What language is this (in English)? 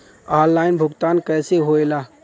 Bhojpuri